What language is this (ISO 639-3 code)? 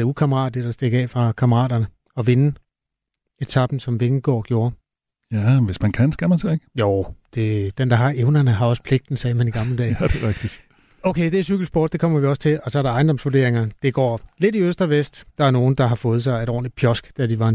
dan